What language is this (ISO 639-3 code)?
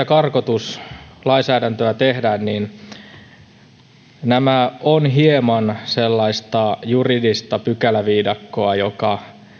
fin